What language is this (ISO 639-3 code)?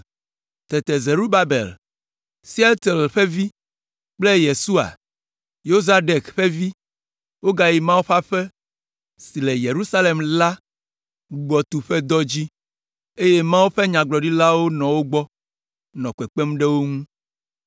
ewe